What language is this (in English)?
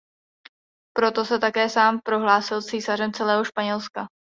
Czech